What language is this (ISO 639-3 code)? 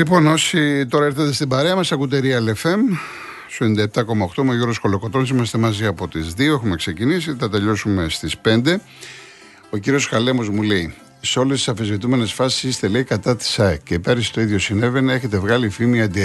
ell